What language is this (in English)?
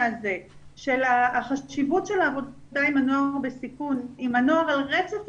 Hebrew